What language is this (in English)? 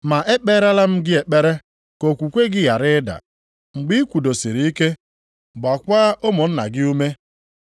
Igbo